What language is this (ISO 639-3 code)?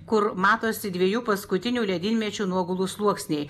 lit